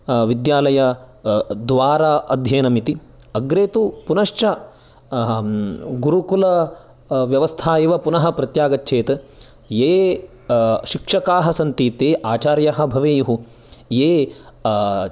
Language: Sanskrit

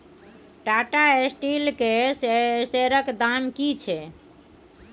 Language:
Maithili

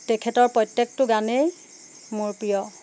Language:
Assamese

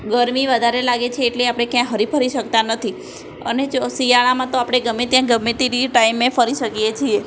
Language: Gujarati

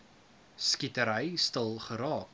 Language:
Afrikaans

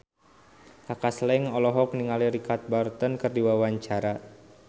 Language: Sundanese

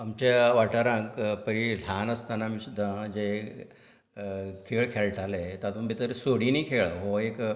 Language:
Konkani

